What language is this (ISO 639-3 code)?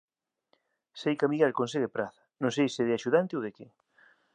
glg